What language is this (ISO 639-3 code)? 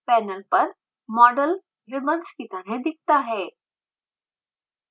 hin